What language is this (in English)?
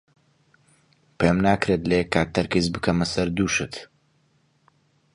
Central Kurdish